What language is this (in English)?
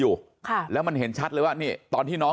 Thai